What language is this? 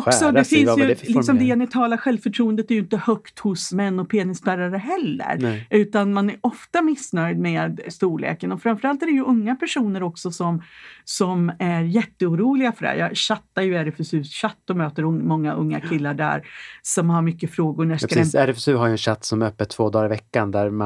Swedish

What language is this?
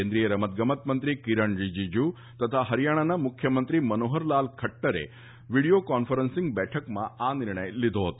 Gujarati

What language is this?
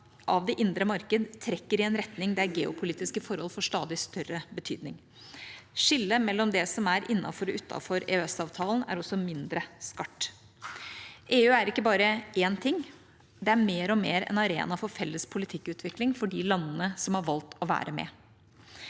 Norwegian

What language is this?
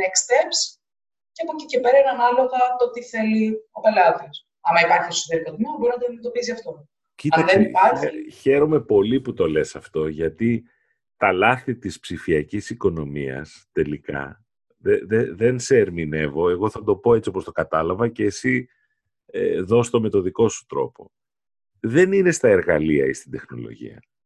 Greek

